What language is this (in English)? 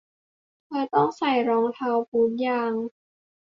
Thai